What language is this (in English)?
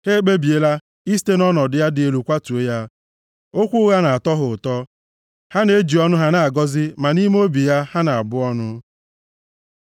Igbo